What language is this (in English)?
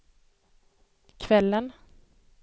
Swedish